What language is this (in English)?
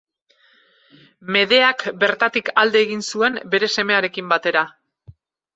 Basque